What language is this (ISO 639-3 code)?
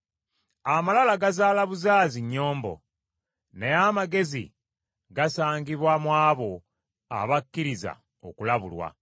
lug